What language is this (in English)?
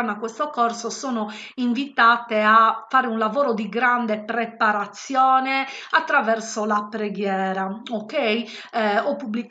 Italian